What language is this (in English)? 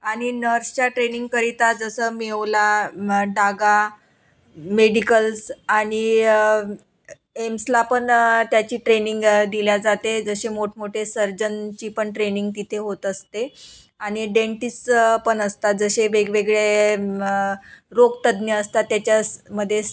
Marathi